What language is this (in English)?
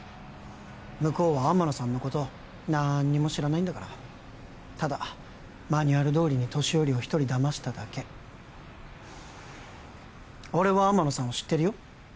Japanese